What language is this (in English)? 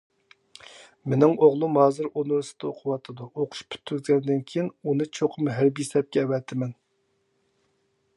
Uyghur